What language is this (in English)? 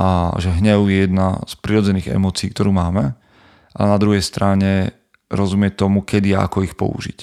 Slovak